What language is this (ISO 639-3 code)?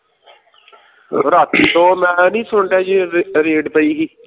pan